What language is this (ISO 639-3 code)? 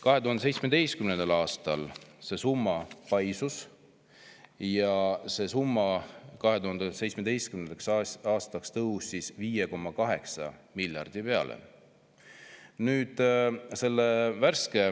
est